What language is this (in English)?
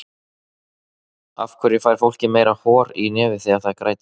Icelandic